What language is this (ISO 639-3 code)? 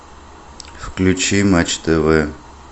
rus